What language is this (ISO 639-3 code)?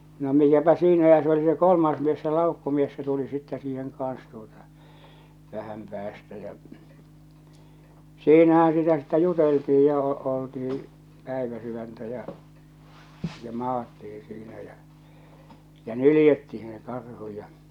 fin